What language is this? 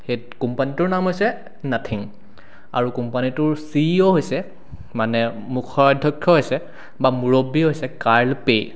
Assamese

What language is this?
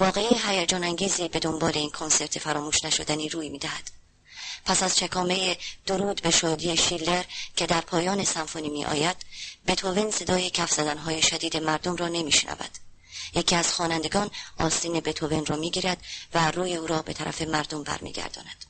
Persian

